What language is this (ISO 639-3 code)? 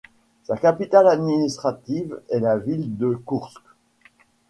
fra